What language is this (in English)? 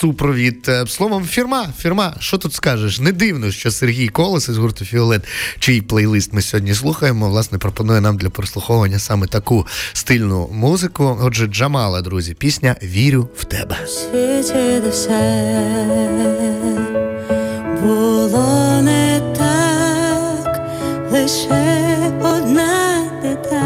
Ukrainian